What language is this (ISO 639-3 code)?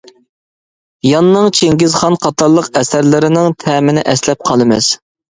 uig